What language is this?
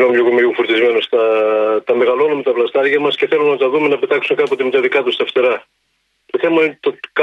Greek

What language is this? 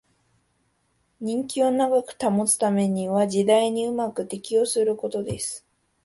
Japanese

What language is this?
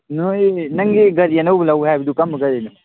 Manipuri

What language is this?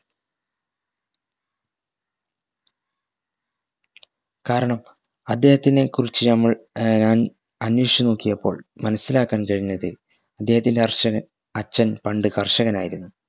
Malayalam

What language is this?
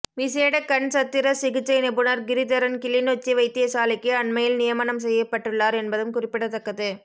Tamil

